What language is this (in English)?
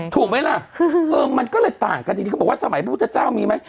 Thai